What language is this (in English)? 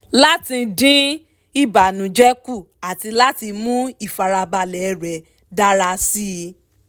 Yoruba